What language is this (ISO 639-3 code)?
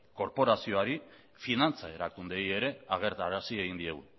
eus